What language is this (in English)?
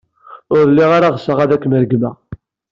Kabyle